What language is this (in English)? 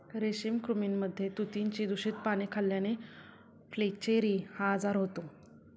Marathi